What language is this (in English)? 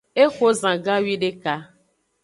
Aja (Benin)